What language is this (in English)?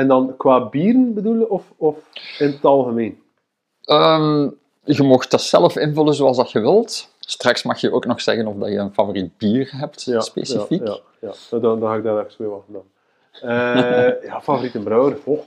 Dutch